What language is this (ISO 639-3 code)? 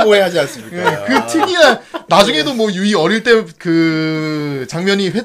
kor